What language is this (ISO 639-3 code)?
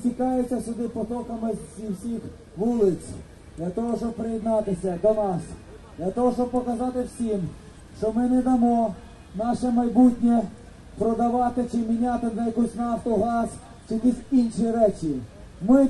ukr